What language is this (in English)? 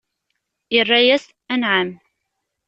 Kabyle